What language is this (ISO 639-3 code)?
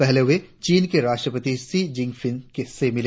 hin